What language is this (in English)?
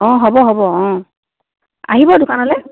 Assamese